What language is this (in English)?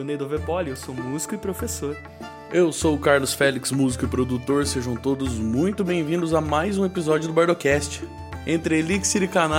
Portuguese